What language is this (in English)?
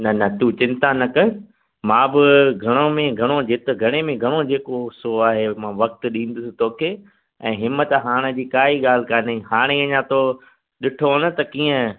Sindhi